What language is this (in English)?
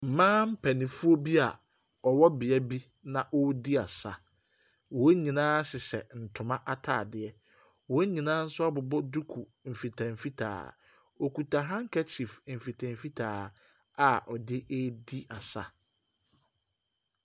Akan